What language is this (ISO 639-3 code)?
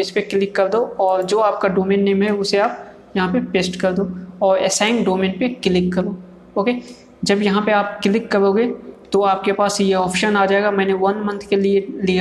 hin